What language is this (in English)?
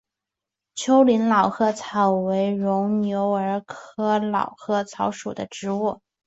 Chinese